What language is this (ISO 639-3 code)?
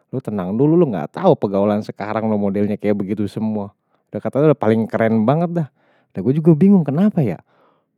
bew